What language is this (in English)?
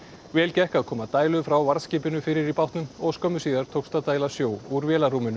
Icelandic